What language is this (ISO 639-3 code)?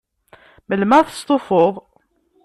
kab